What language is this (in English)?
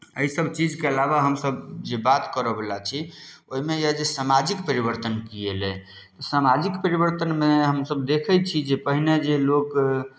Maithili